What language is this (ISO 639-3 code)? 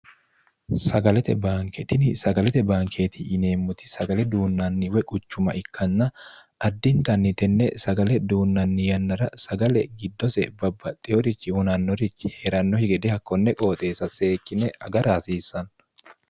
sid